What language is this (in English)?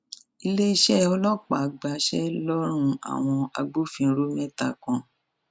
Yoruba